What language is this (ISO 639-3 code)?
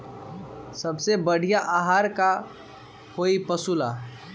mag